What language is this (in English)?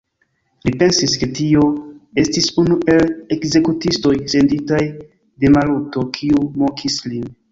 Esperanto